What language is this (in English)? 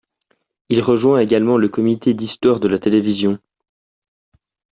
French